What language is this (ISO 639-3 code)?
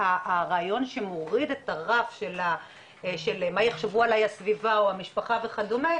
heb